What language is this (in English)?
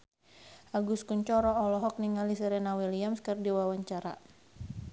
Sundanese